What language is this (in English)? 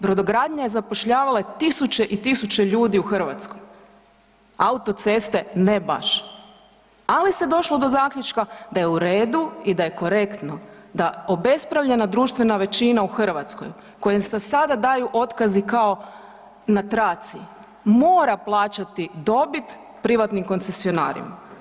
Croatian